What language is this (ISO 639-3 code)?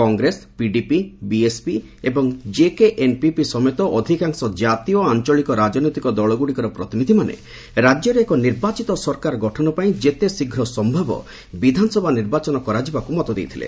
ori